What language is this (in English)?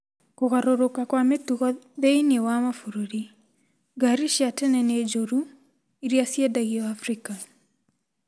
Kikuyu